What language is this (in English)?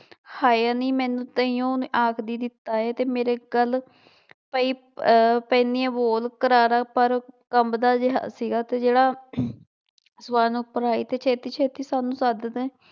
Punjabi